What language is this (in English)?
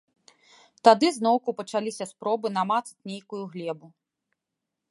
Belarusian